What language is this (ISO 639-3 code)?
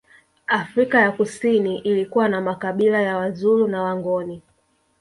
swa